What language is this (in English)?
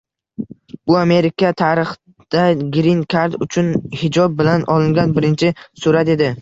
Uzbek